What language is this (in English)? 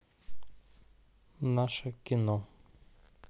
Russian